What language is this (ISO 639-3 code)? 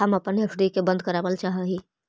mag